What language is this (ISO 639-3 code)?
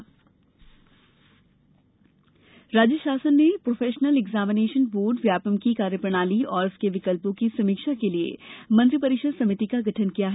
hin